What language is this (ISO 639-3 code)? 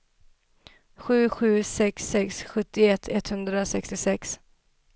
swe